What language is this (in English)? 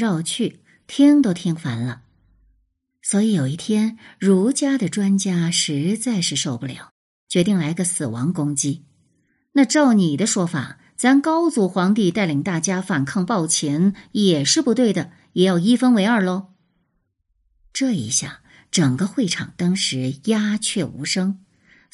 Chinese